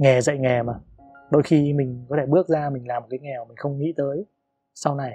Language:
Vietnamese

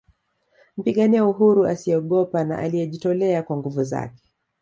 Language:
Swahili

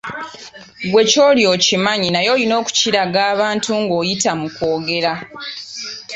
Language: Ganda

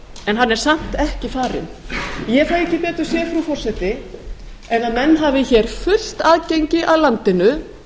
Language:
Icelandic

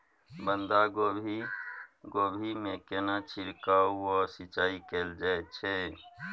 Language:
Maithili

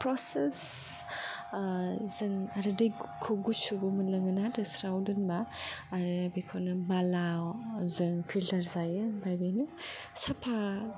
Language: Bodo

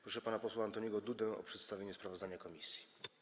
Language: Polish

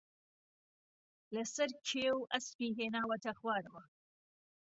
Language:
Central Kurdish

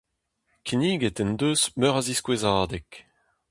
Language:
Breton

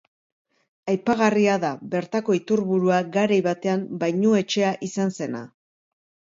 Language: Basque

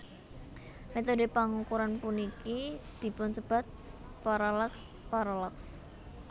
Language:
Javanese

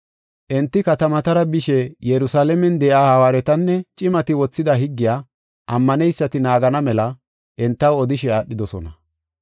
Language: Gofa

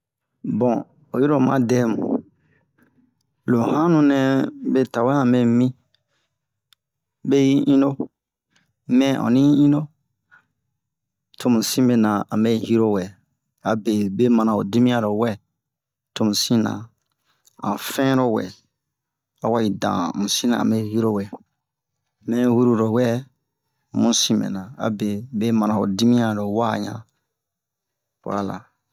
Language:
Bomu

